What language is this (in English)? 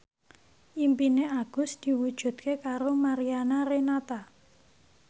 Javanese